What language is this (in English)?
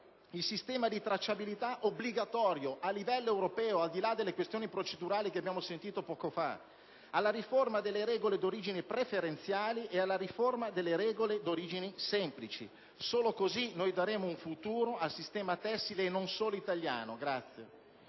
Italian